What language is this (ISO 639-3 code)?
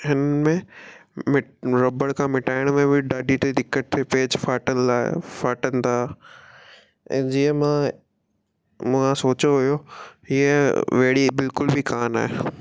snd